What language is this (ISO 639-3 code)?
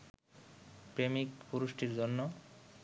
ben